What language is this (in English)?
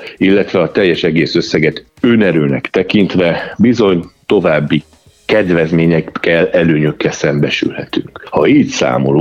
Hungarian